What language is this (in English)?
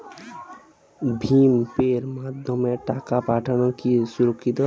Bangla